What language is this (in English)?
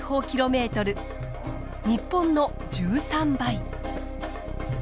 Japanese